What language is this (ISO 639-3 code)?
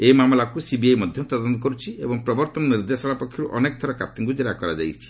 ori